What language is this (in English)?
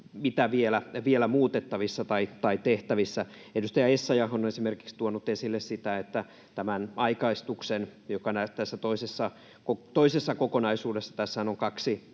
Finnish